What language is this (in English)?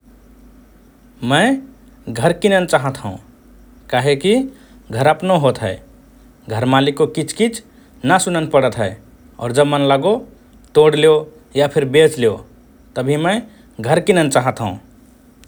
Rana Tharu